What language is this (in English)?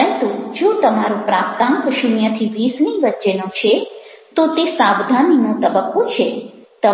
Gujarati